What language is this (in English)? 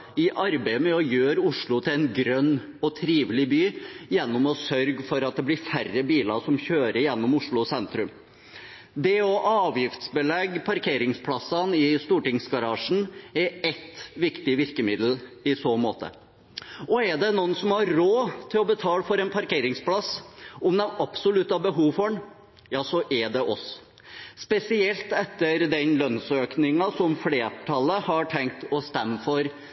Norwegian Bokmål